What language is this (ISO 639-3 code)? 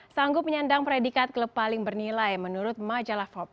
ind